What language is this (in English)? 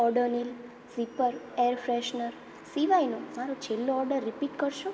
Gujarati